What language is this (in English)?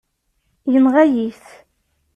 Kabyle